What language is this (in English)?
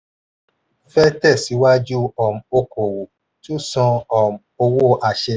Yoruba